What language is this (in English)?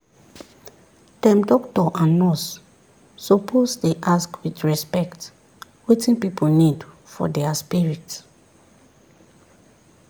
Nigerian Pidgin